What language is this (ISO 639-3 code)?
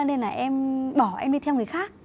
vie